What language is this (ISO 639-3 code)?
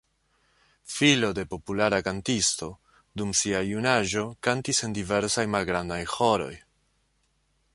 epo